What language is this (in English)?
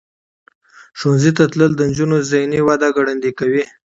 Pashto